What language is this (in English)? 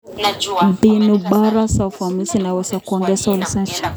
Kalenjin